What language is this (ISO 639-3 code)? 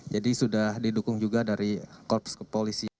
ind